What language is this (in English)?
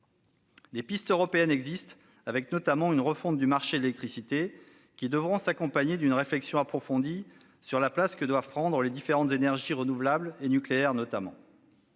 French